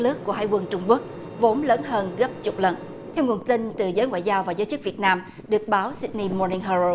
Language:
Vietnamese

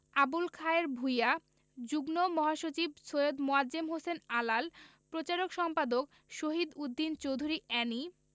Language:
Bangla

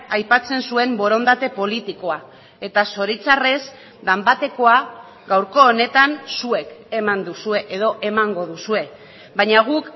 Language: Basque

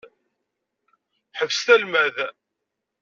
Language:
Kabyle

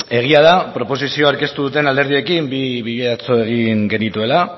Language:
Basque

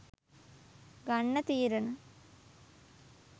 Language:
Sinhala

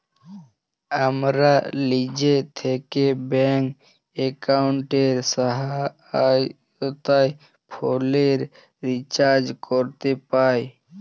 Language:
Bangla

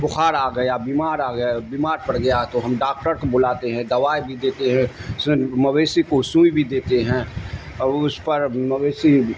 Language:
Urdu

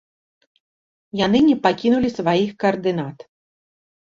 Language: Belarusian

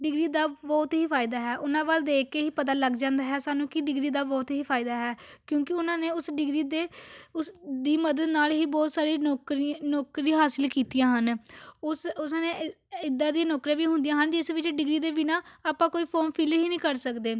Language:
Punjabi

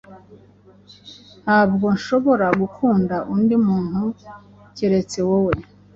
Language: Kinyarwanda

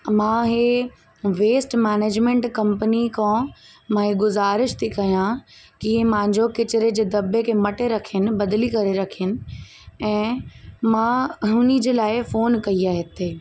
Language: Sindhi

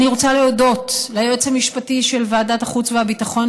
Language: Hebrew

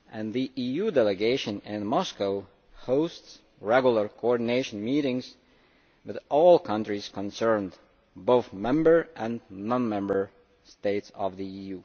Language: English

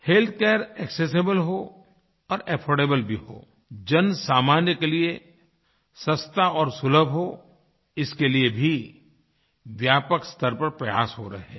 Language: Hindi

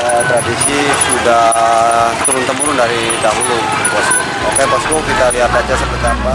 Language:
Indonesian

